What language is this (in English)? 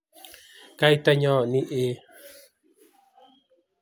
Kalenjin